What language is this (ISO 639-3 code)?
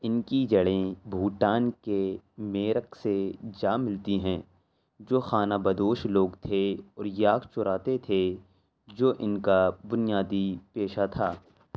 urd